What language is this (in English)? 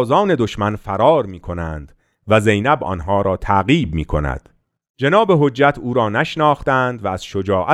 Persian